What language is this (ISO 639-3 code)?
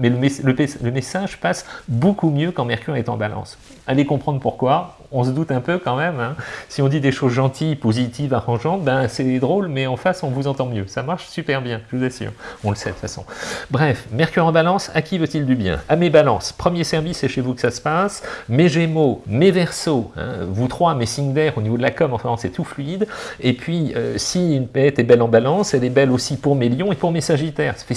fra